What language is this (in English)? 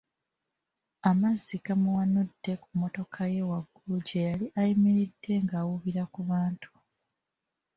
Ganda